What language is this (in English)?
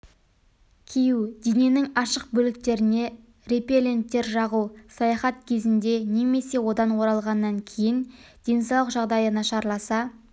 Kazakh